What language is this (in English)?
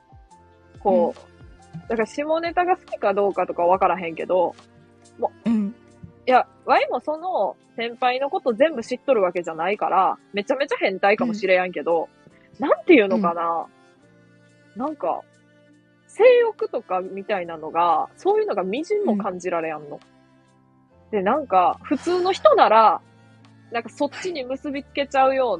Japanese